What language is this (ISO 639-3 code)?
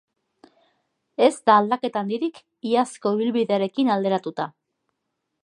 eus